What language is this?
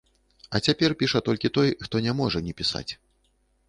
Belarusian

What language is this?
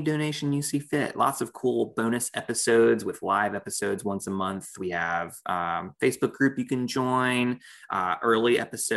English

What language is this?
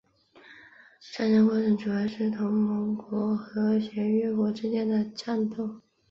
Chinese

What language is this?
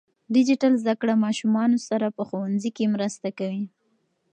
Pashto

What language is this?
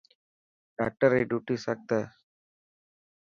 Dhatki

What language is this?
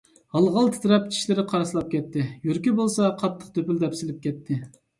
Uyghur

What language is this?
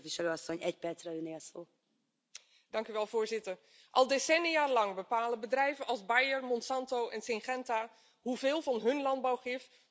Dutch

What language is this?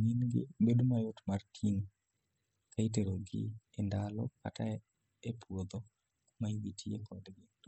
Luo (Kenya and Tanzania)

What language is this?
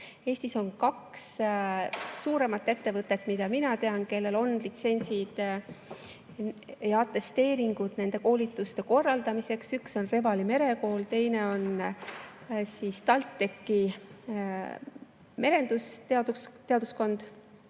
Estonian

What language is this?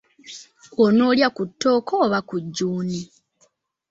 Ganda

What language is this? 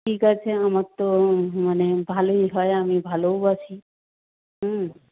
Bangla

